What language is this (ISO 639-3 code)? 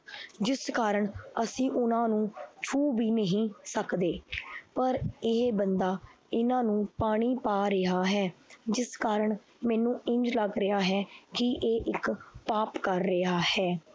pan